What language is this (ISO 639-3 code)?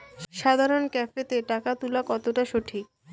ben